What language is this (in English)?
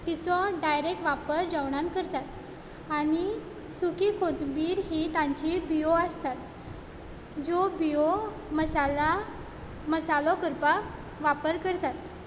Konkani